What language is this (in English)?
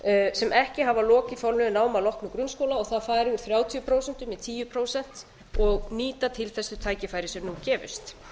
Icelandic